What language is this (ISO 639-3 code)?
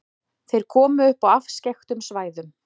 isl